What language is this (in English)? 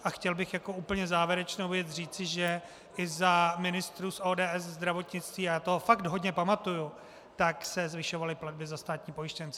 Czech